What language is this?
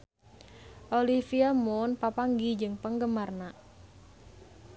Sundanese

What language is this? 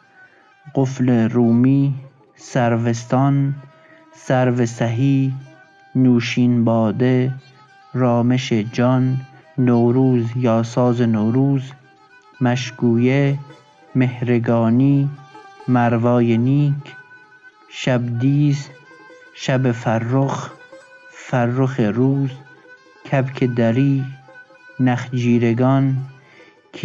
Persian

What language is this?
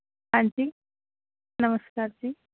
Punjabi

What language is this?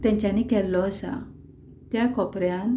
Konkani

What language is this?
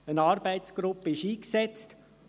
Swiss German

